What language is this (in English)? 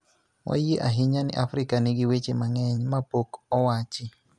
Luo (Kenya and Tanzania)